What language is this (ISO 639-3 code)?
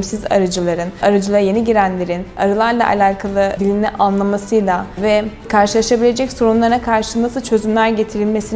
tur